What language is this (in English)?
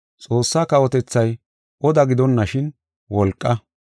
Gofa